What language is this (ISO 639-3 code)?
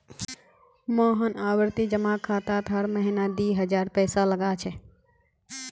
mag